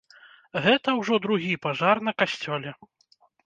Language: Belarusian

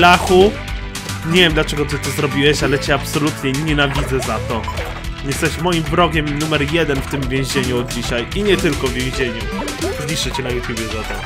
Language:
Polish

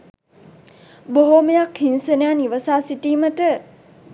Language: Sinhala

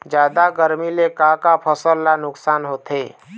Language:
Chhattisgarhi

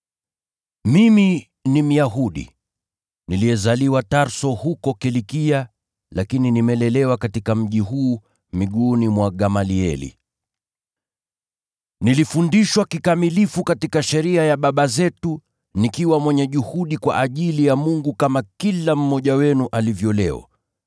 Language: Swahili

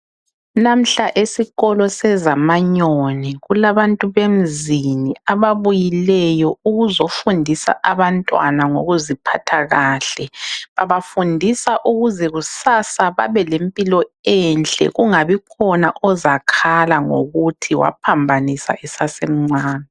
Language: North Ndebele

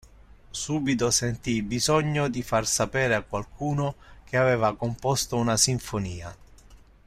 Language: Italian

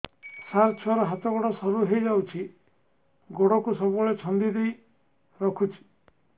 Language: Odia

